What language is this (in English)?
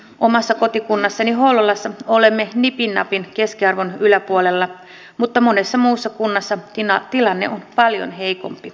Finnish